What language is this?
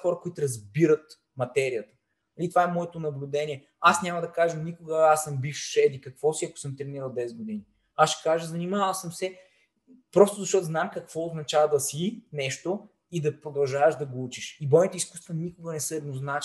Bulgarian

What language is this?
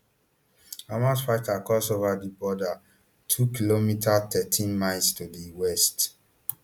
Nigerian Pidgin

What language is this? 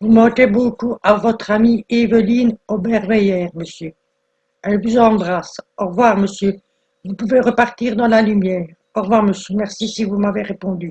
French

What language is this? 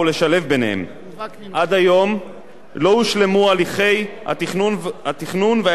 Hebrew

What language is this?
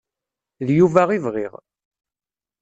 Kabyle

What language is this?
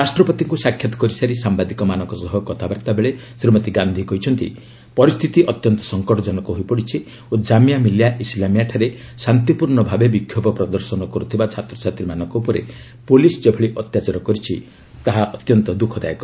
Odia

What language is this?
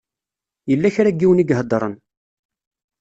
Kabyle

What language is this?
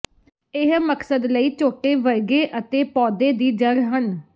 Punjabi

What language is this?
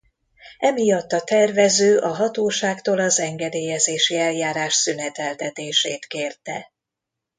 Hungarian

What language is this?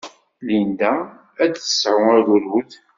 Kabyle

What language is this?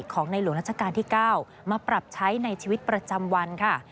Thai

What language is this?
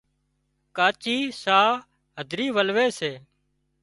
Wadiyara Koli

